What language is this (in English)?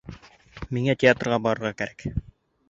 Bashkir